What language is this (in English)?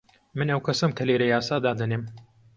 Central Kurdish